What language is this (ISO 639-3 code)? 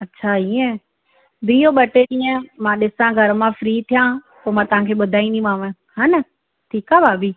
snd